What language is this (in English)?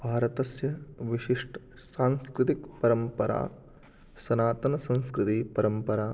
Sanskrit